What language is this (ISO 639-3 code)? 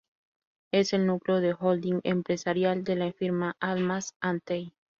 spa